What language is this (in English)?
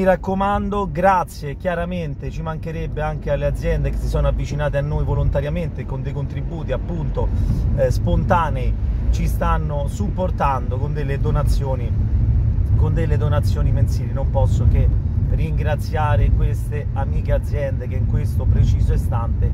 Italian